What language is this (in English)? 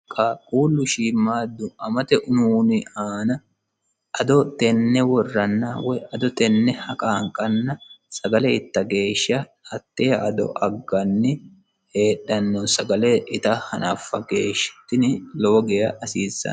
Sidamo